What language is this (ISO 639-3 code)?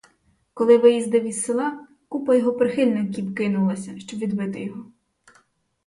ukr